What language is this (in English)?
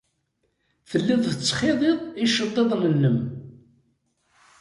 Kabyle